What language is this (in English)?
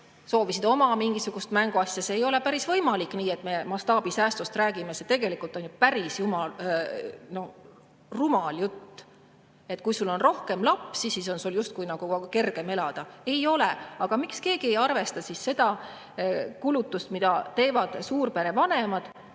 Estonian